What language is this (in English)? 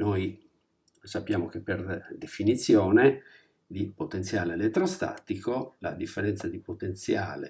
Italian